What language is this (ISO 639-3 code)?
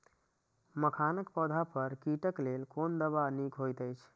mai